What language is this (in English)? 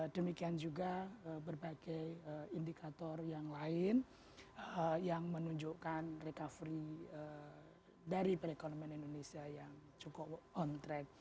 Indonesian